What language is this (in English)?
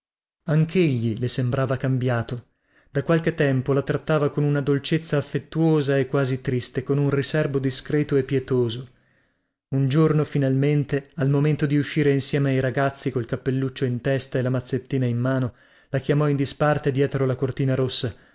Italian